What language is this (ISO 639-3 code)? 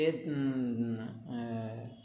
san